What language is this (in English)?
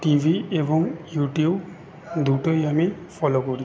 Bangla